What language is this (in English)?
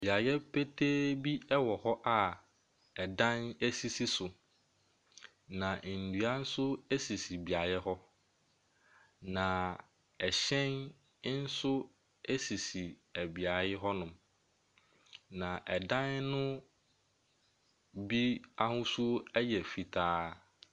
Akan